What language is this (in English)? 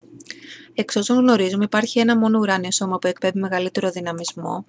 Greek